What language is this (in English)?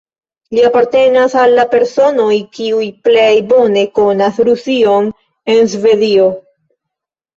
Esperanto